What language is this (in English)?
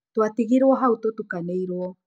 Kikuyu